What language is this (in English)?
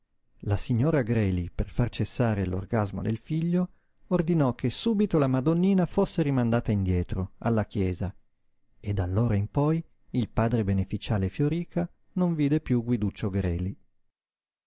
Italian